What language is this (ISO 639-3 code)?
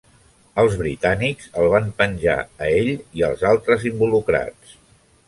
cat